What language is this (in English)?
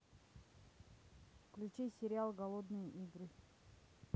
Russian